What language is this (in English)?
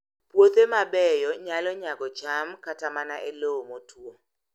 Luo (Kenya and Tanzania)